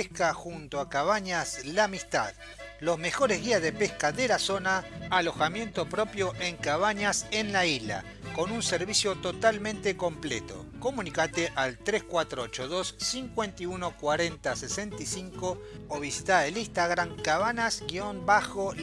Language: Spanish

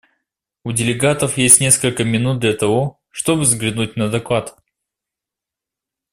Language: Russian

